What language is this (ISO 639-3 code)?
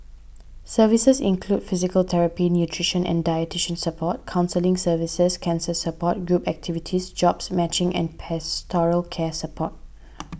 eng